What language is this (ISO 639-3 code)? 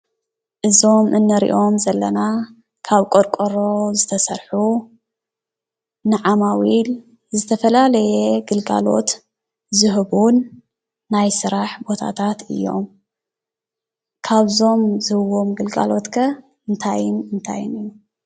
tir